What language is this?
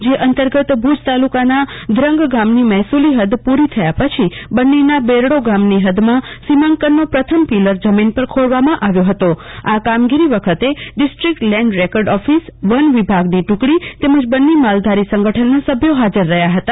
Gujarati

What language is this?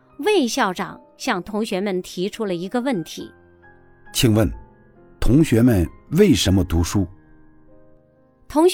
Chinese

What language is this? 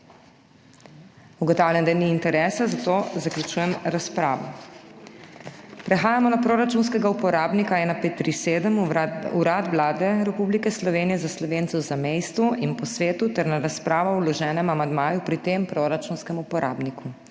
Slovenian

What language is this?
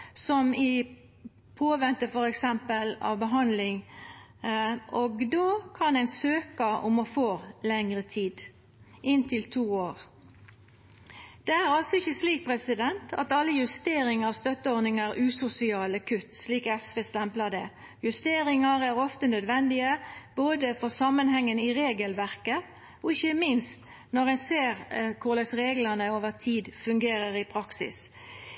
Norwegian Nynorsk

